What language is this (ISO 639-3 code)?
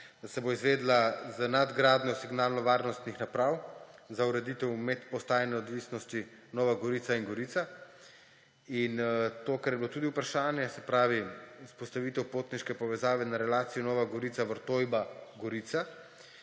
slv